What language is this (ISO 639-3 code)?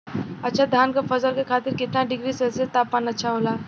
bho